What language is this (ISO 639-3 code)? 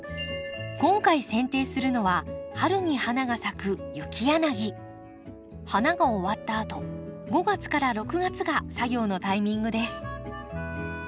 jpn